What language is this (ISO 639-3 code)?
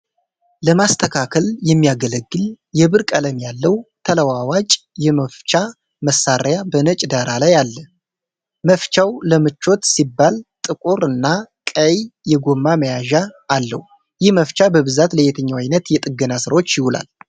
amh